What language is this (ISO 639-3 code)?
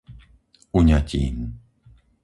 slk